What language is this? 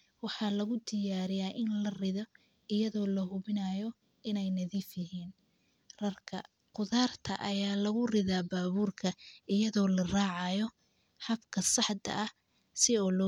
Somali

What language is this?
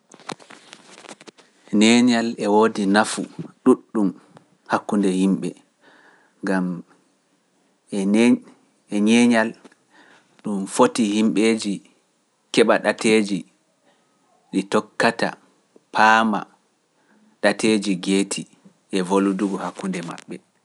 Pular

